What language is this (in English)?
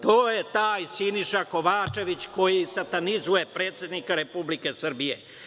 Serbian